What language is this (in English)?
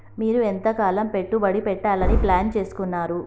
Telugu